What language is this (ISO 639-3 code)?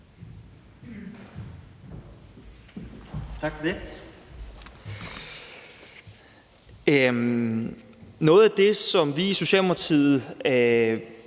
dan